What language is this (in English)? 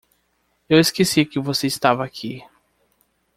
Portuguese